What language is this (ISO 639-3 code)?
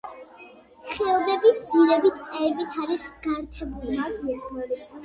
kat